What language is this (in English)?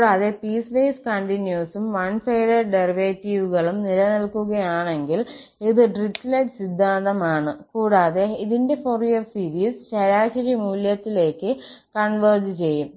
Malayalam